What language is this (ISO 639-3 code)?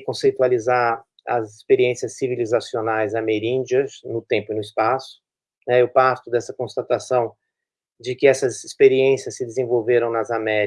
por